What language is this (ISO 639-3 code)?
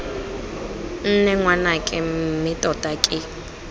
tsn